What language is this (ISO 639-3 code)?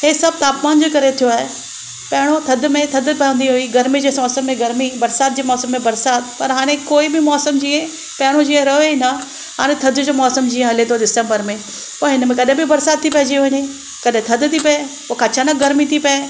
snd